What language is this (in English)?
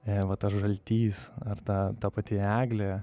Lithuanian